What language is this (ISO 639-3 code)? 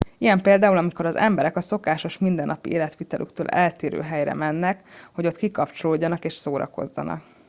hun